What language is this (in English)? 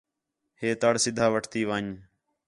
Khetrani